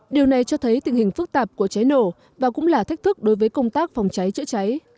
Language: Vietnamese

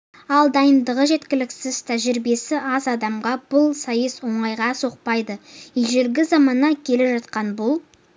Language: Kazakh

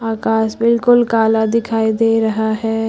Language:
Hindi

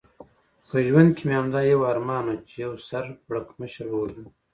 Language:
Pashto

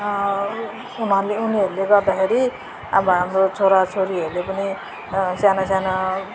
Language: Nepali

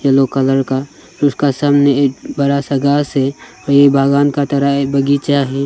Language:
Hindi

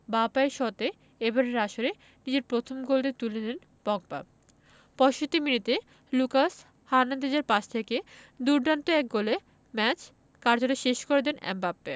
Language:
Bangla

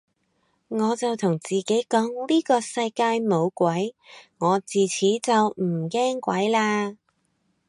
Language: Cantonese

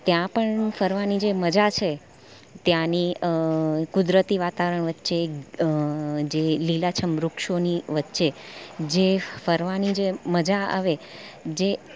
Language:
Gujarati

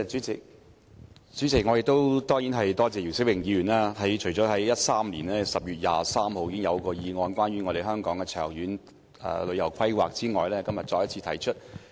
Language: Cantonese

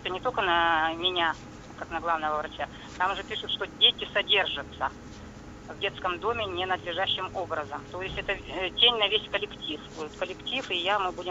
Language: Russian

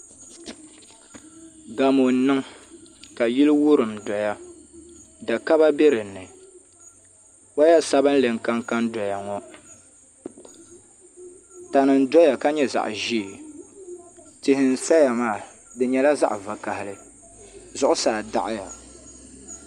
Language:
Dagbani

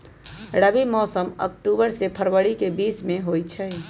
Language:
Magahi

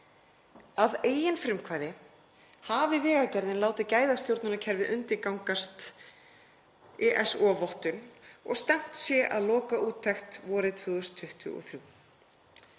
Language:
Icelandic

